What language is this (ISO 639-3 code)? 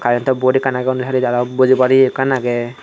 ccp